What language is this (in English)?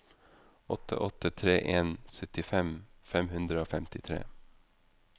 Norwegian